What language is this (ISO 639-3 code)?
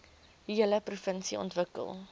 afr